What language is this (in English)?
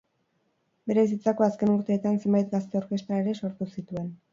Basque